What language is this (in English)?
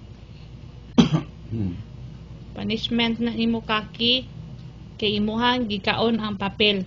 Filipino